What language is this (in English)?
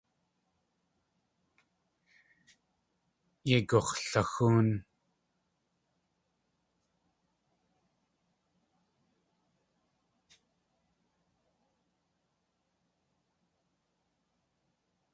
Tlingit